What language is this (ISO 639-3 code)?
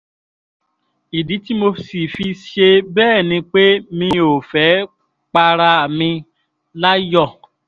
yor